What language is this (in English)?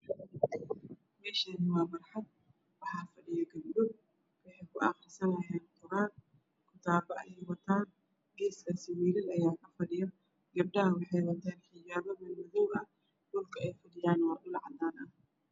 Somali